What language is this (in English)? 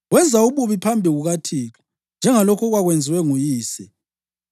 North Ndebele